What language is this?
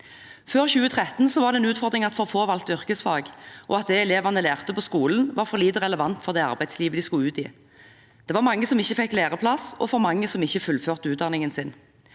Norwegian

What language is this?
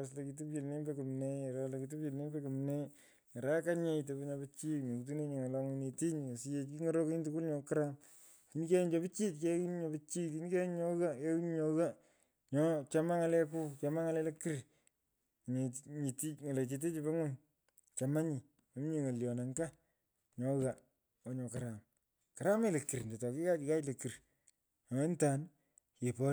Pökoot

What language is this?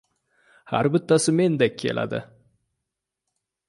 Uzbek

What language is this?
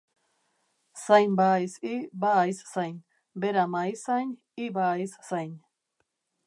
Basque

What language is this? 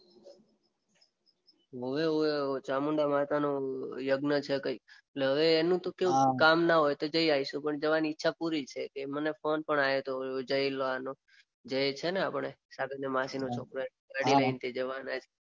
Gujarati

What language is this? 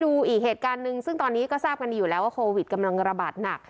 Thai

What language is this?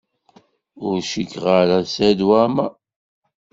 Kabyle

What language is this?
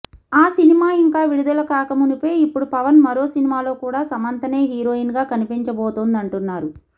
Telugu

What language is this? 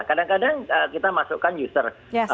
Indonesian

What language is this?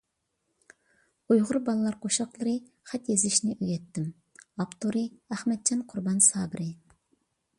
Uyghur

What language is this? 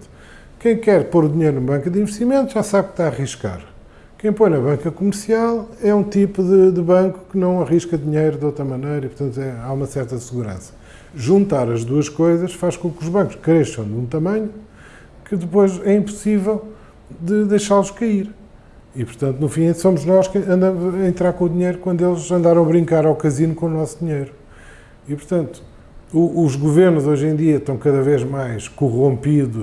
Portuguese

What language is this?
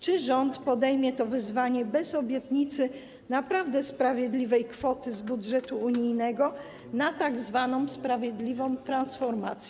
Polish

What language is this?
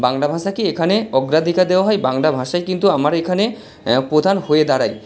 Bangla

